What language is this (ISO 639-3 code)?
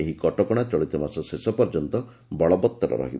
ori